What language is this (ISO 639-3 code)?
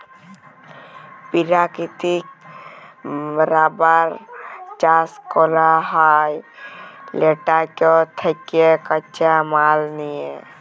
ben